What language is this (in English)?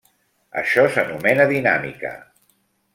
Catalan